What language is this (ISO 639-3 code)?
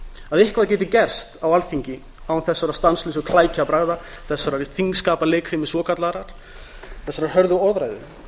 isl